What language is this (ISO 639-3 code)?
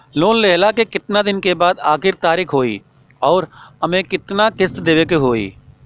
bho